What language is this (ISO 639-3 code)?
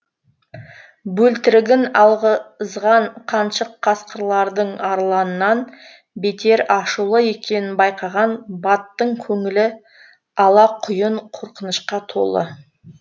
kaz